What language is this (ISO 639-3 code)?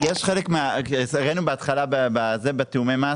heb